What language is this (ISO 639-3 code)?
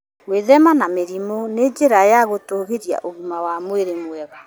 kik